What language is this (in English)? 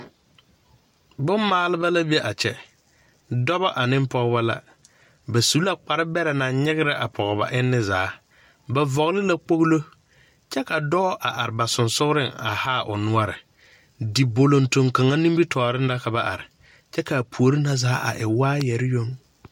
Southern Dagaare